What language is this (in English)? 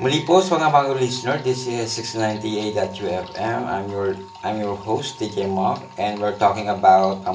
Filipino